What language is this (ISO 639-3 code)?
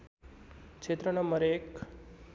nep